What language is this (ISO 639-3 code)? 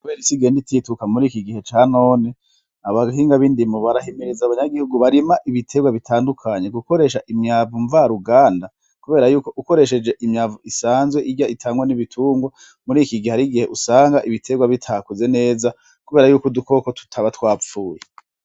run